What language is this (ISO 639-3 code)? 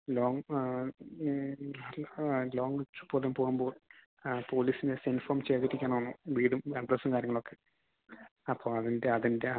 mal